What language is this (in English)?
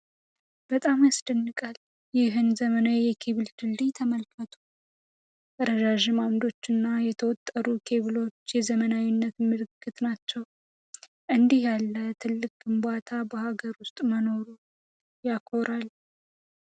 Amharic